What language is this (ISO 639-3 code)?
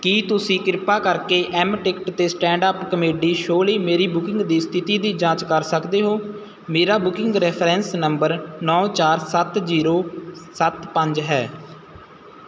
pan